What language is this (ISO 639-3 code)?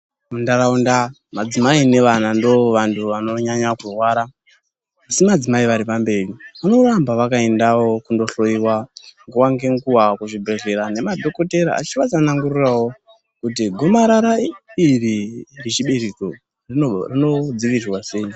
ndc